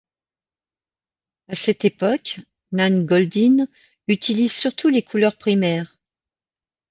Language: French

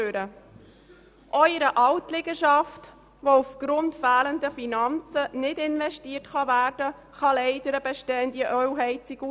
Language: Swiss German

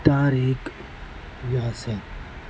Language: Urdu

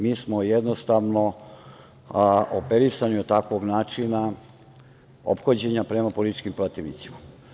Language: Serbian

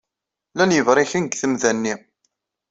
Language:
Kabyle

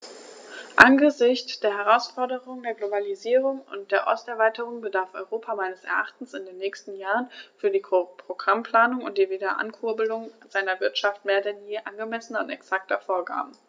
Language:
German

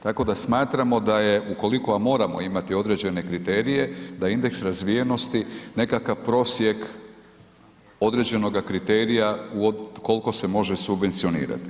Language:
Croatian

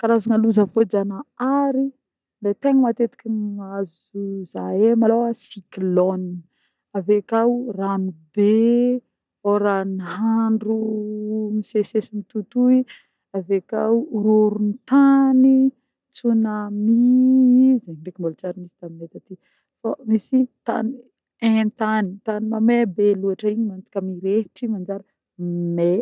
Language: Northern Betsimisaraka Malagasy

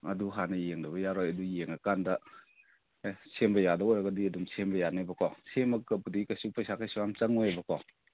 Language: Manipuri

